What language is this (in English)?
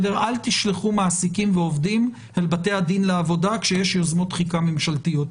Hebrew